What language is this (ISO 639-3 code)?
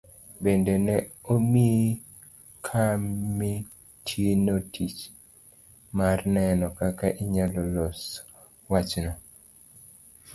luo